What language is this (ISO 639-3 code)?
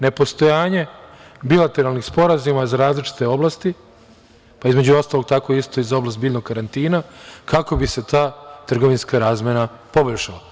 srp